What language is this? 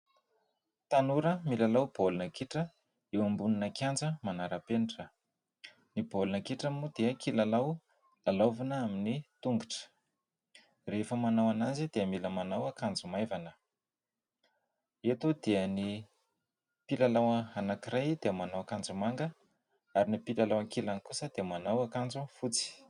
Malagasy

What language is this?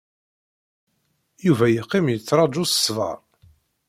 Kabyle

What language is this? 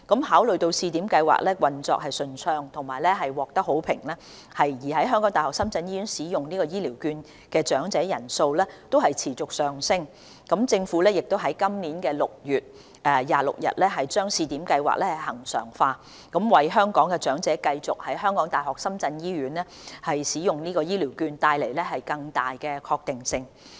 Cantonese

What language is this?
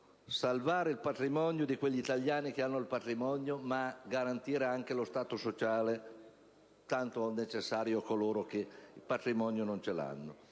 Italian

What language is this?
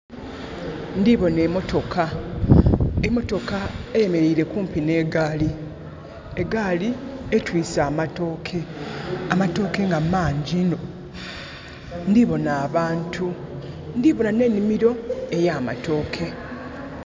Soga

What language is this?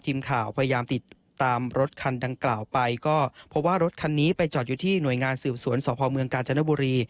Thai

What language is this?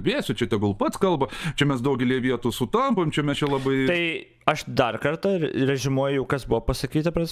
Lithuanian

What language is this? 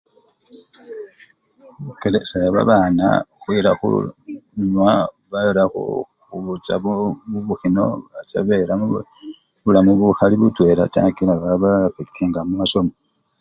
Luyia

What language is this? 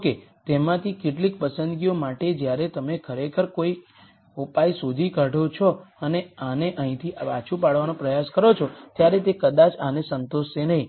Gujarati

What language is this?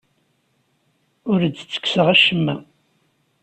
Kabyle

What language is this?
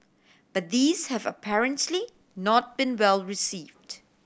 English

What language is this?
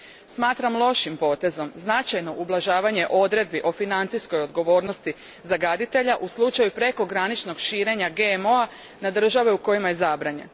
Croatian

